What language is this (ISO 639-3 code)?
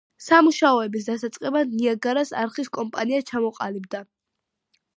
kat